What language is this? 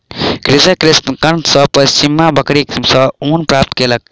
Maithili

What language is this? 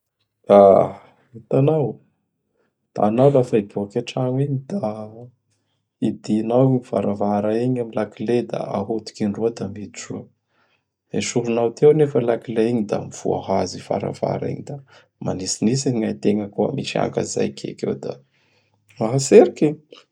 Bara Malagasy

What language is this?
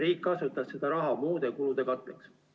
Estonian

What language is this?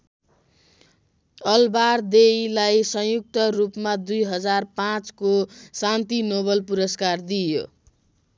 Nepali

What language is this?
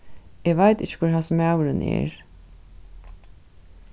Faroese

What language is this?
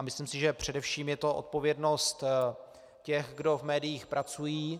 Czech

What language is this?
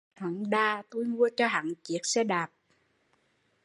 Vietnamese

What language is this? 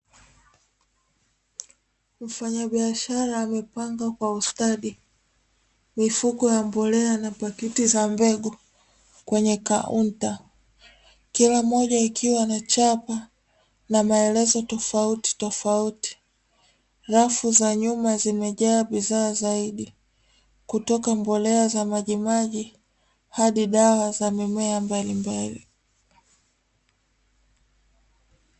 Swahili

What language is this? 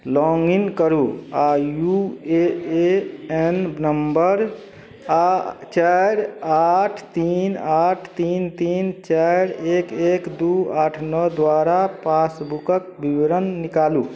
Maithili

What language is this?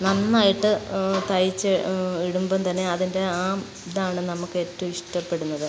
Malayalam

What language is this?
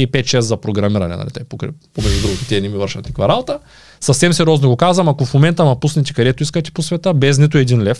Bulgarian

